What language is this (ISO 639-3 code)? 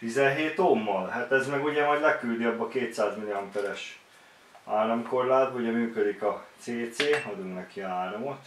hun